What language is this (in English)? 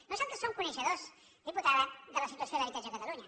Catalan